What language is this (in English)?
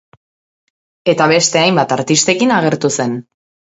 Basque